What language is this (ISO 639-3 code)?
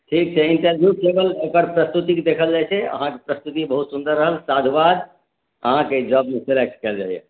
mai